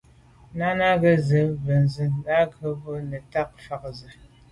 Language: Medumba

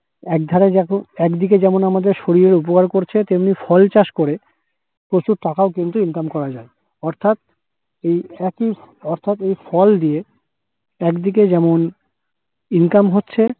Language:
Bangla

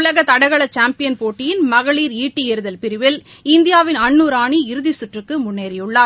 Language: Tamil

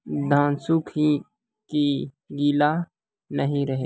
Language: Maithili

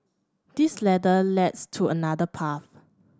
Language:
English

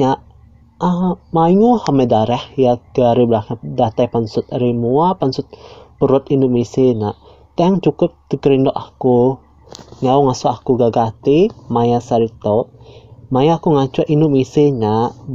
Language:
Malay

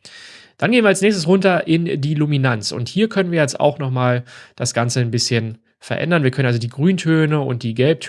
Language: German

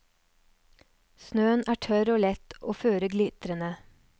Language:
Norwegian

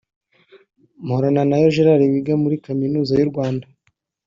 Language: Kinyarwanda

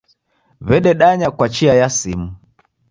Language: Taita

